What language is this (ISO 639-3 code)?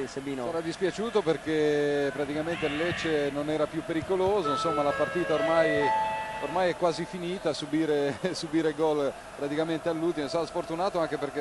ita